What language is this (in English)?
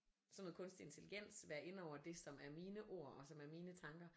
Danish